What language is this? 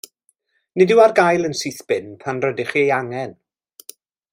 Welsh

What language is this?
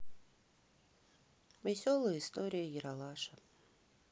Russian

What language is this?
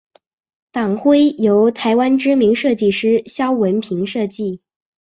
Chinese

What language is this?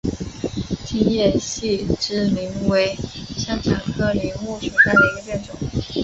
Chinese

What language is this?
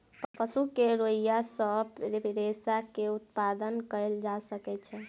Maithili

